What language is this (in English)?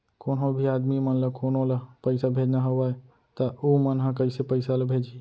Chhattisgarhi